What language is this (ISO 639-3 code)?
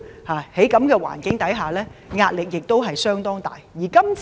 yue